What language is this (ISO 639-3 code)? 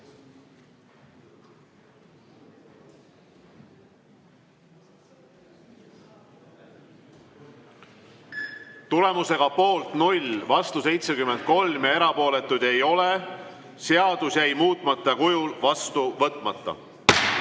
est